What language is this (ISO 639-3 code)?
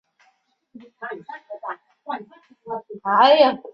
zho